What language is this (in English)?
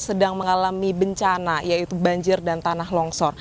Indonesian